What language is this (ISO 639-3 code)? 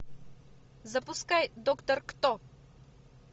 rus